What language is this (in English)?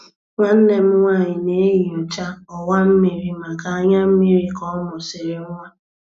Igbo